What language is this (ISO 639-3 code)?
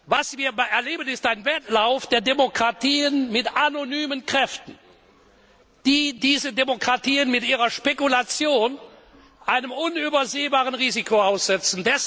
deu